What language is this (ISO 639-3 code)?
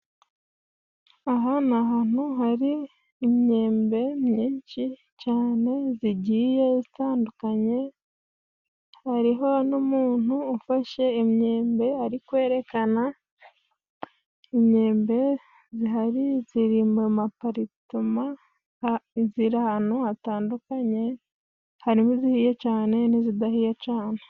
kin